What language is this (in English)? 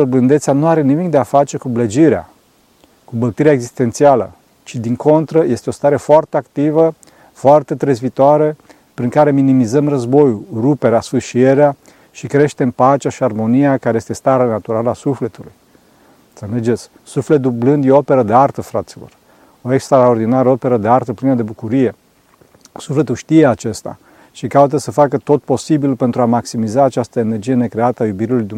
Romanian